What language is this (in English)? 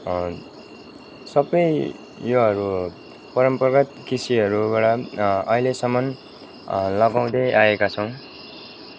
Nepali